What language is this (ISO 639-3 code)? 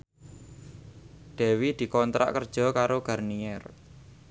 jav